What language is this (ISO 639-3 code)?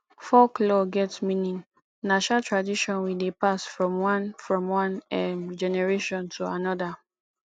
pcm